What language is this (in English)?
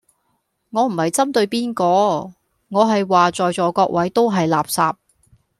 Cantonese